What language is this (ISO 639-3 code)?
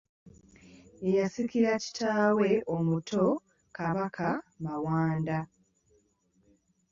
lug